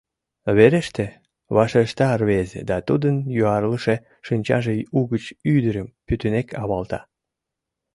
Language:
Mari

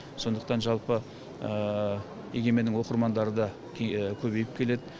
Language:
Kazakh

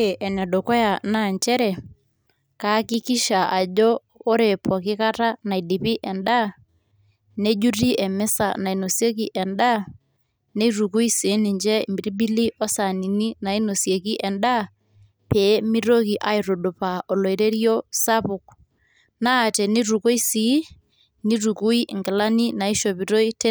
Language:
Masai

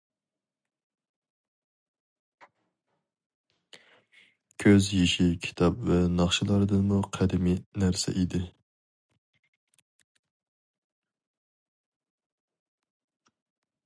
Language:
Uyghur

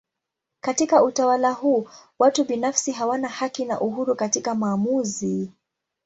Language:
Swahili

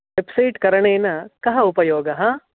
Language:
Sanskrit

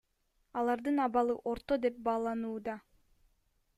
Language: Kyrgyz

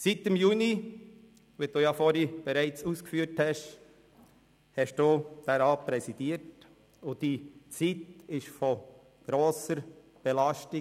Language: Swiss German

